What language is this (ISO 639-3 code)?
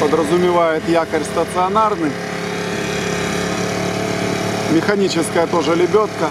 rus